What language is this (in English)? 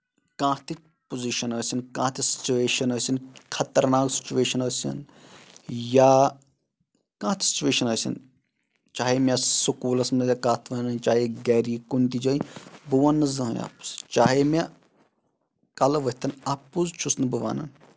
Kashmiri